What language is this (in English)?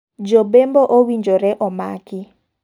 Luo (Kenya and Tanzania)